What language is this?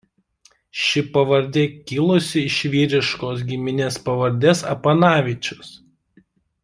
Lithuanian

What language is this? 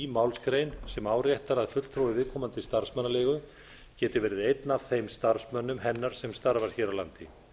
Icelandic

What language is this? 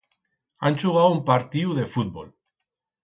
Aragonese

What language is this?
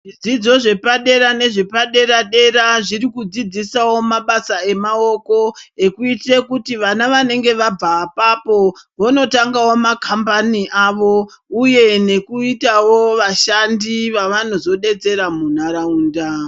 Ndau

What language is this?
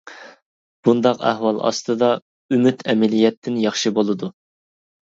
Uyghur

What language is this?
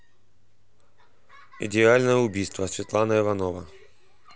Russian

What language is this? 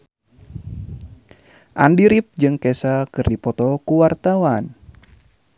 Sundanese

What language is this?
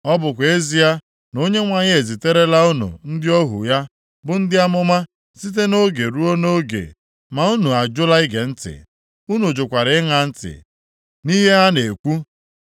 Igbo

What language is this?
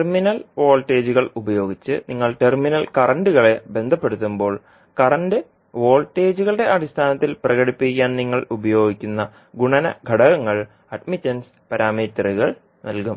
Malayalam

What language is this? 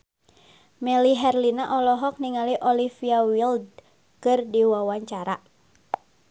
Sundanese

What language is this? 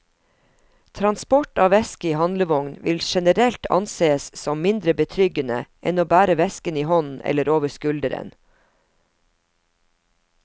Norwegian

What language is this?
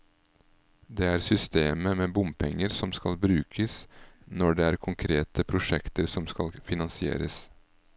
Norwegian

